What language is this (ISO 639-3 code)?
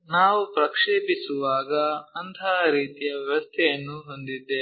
kan